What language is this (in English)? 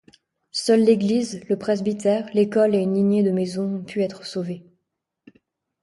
French